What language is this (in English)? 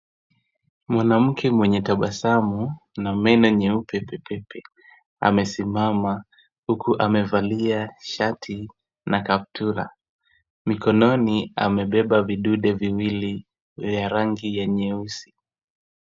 Swahili